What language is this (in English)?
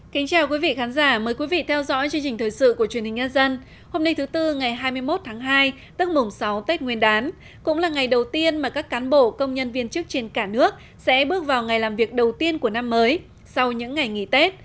Vietnamese